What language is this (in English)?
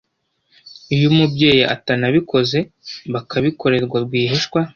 Kinyarwanda